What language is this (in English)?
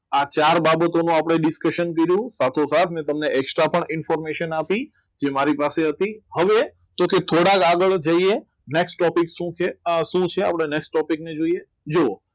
Gujarati